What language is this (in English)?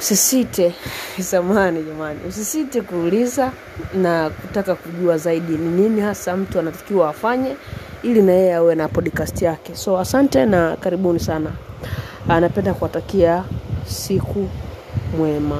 Swahili